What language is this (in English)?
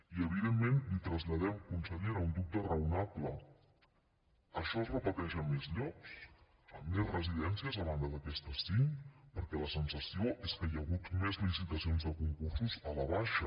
Catalan